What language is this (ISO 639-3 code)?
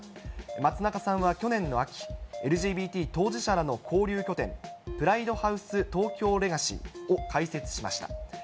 jpn